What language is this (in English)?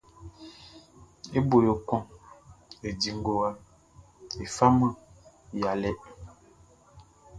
Baoulé